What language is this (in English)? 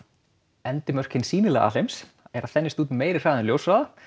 Icelandic